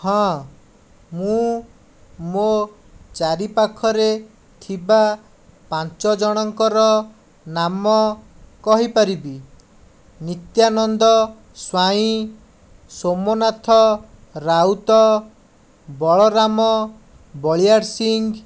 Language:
Odia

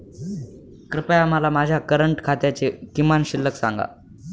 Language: Marathi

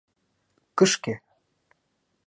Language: Mari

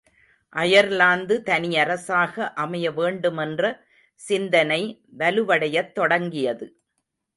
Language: Tamil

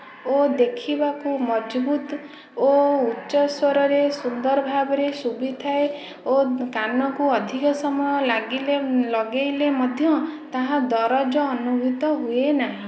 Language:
Odia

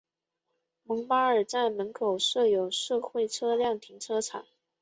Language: Chinese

